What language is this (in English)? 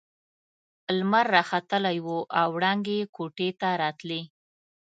Pashto